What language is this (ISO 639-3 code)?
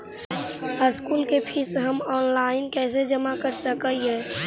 mag